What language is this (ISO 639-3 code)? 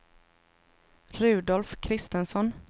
swe